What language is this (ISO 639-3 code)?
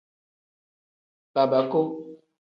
kdh